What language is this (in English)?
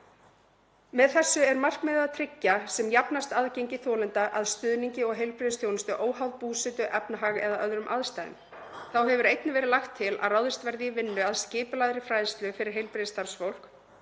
Icelandic